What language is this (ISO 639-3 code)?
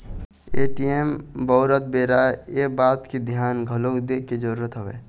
hne